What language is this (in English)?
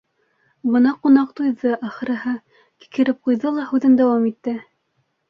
Bashkir